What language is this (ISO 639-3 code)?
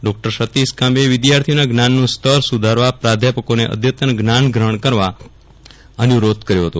guj